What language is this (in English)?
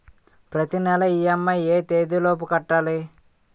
Telugu